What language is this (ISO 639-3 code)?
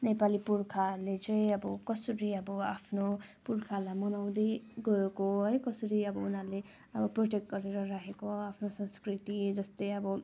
nep